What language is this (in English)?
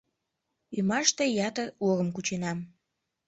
Mari